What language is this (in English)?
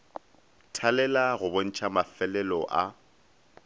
Northern Sotho